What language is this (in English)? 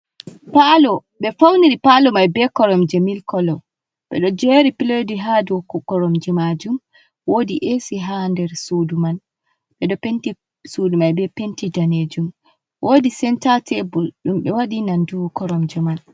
Fula